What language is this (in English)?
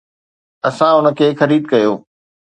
Sindhi